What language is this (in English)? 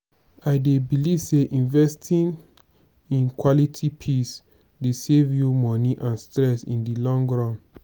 Nigerian Pidgin